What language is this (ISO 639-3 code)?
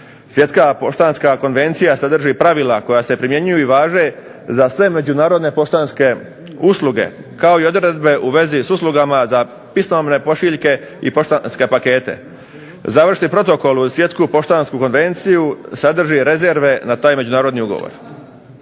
hrv